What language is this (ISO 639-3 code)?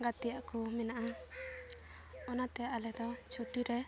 sat